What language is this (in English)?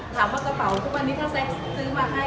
Thai